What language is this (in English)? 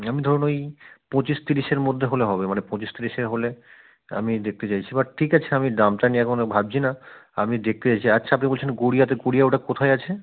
Bangla